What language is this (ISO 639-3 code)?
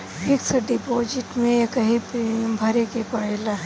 bho